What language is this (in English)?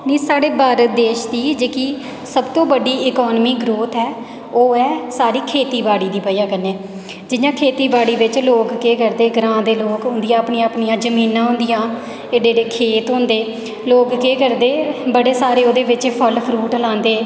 Dogri